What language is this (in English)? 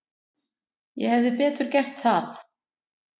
Icelandic